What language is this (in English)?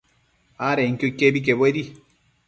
Matsés